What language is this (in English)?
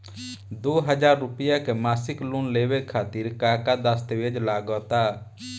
Bhojpuri